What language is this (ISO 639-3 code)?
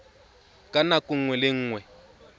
tsn